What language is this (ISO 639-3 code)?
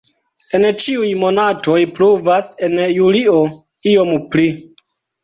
epo